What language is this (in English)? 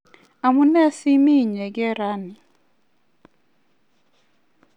Kalenjin